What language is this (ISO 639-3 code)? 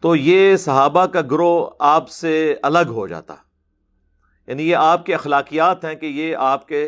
urd